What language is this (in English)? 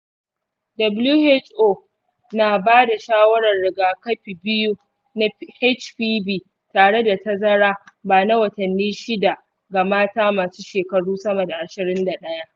Hausa